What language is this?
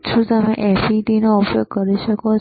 Gujarati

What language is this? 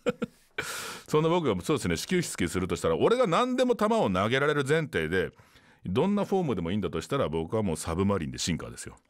Japanese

